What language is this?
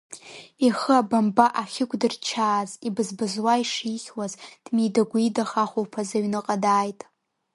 Abkhazian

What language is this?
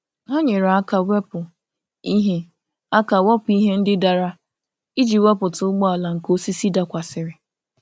Igbo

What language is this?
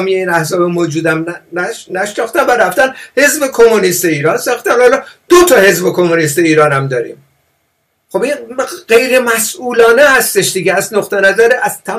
Persian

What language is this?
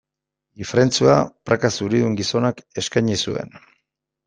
Basque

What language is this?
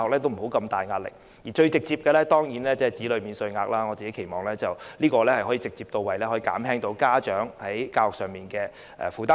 Cantonese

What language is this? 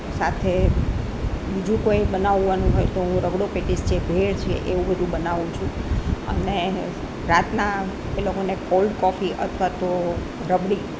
Gujarati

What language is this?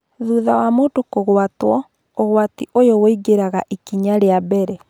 Kikuyu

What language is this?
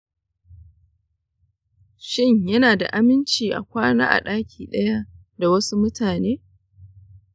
Hausa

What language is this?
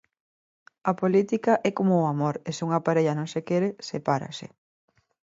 Galician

